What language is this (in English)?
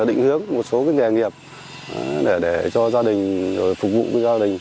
Vietnamese